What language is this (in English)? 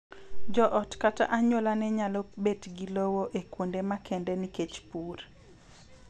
Luo (Kenya and Tanzania)